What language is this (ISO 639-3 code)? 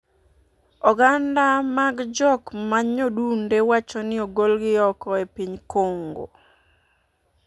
luo